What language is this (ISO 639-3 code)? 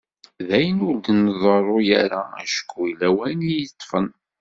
kab